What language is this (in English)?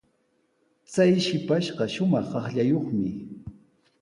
Sihuas Ancash Quechua